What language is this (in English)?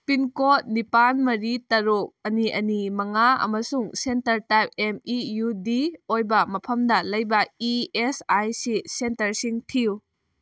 Manipuri